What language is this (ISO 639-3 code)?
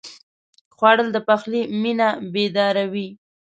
pus